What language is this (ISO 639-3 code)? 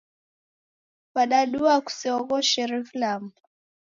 dav